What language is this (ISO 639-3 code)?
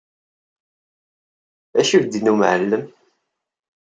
kab